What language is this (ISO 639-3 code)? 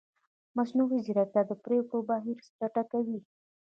pus